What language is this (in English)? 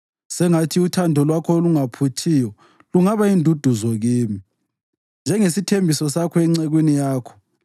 North Ndebele